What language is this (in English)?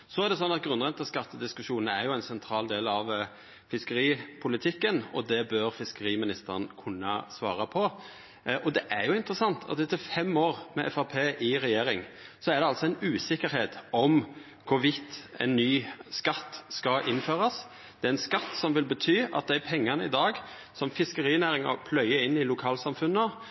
Norwegian Nynorsk